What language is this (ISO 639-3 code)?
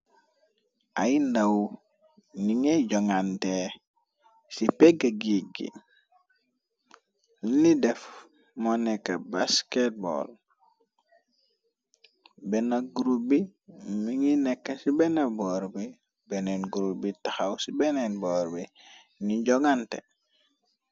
wol